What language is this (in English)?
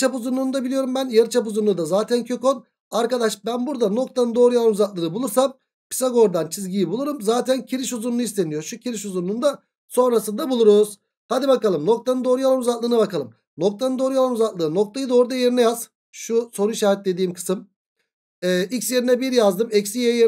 Turkish